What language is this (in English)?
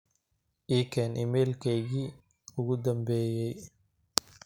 Somali